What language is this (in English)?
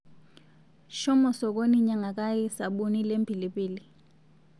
Masai